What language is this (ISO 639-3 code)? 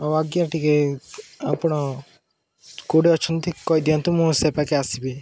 ori